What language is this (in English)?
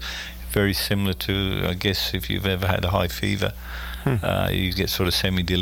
English